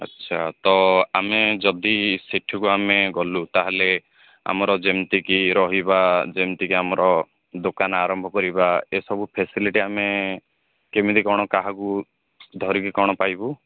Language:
Odia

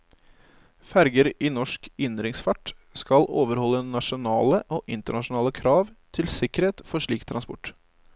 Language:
Norwegian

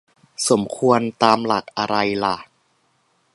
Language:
Thai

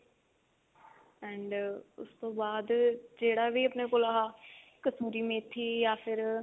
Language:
Punjabi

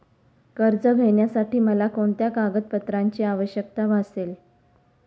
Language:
Marathi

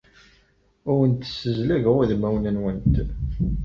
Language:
Kabyle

